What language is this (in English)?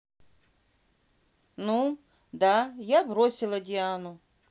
Russian